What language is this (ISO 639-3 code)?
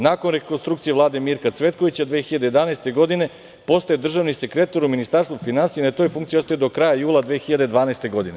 srp